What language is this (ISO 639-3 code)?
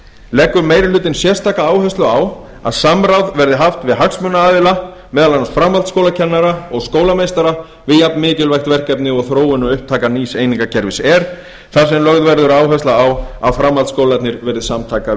isl